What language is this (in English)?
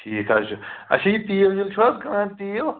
Kashmiri